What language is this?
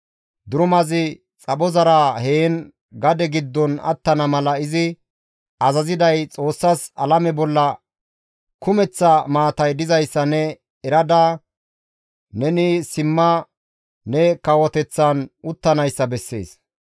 Gamo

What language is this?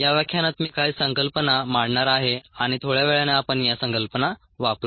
Marathi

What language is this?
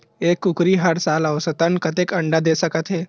Chhattisgarhi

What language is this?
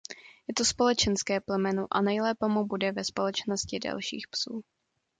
Czech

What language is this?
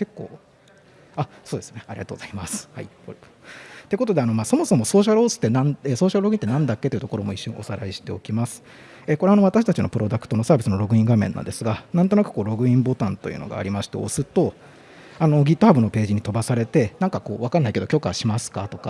Japanese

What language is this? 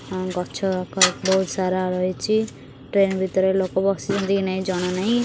Odia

